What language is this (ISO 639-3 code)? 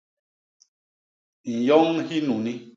bas